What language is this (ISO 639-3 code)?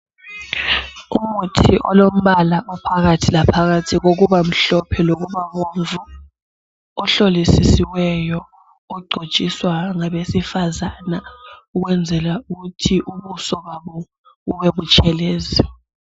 nde